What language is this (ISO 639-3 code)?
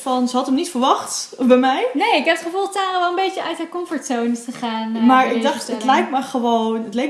nld